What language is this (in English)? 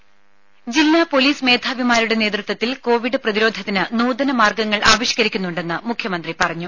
Malayalam